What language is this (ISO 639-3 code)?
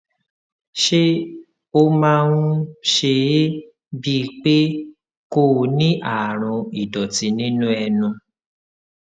yor